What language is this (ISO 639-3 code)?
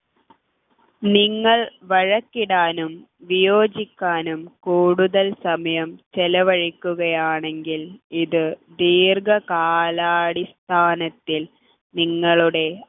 mal